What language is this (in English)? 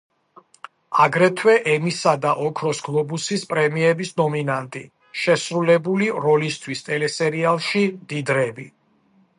Georgian